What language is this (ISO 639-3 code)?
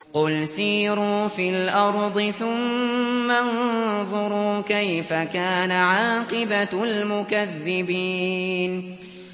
ara